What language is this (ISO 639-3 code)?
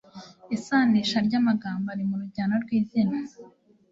kin